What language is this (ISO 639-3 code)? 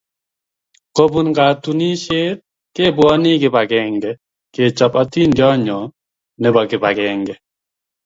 kln